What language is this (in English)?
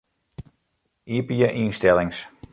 Western Frisian